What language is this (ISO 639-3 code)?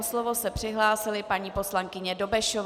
ces